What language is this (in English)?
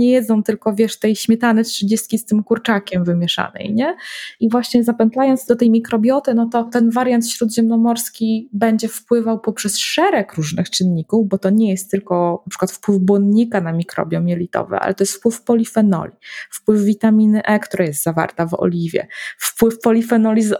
Polish